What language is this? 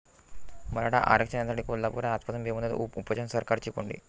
Marathi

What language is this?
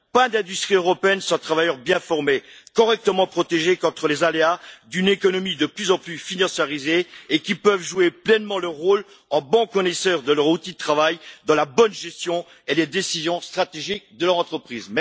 French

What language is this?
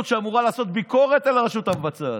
Hebrew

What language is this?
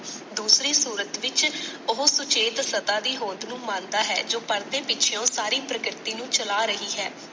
Punjabi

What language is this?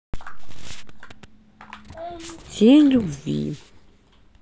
Russian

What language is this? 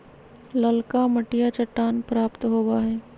Magahi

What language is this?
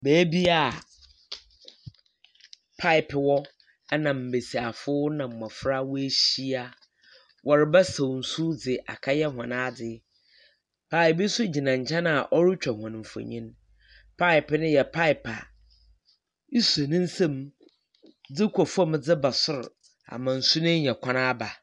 Akan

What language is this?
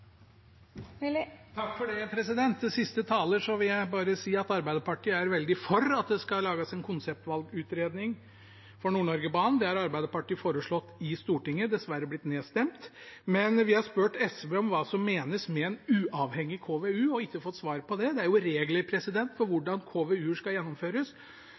Norwegian Bokmål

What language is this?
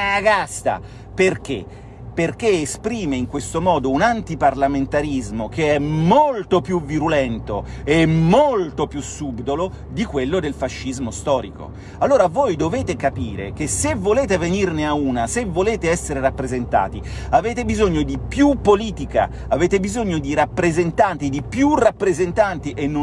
Italian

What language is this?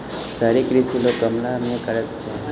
Maithili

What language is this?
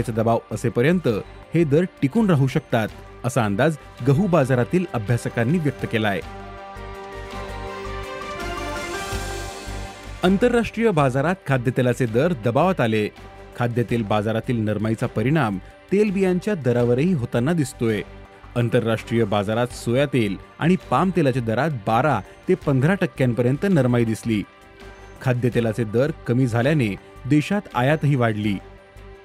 Marathi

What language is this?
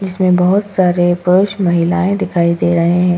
Hindi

